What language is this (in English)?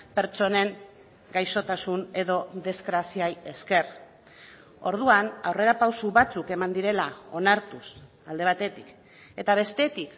Basque